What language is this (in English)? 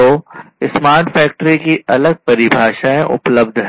Hindi